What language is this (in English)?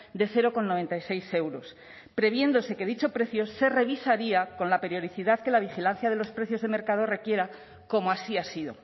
Spanish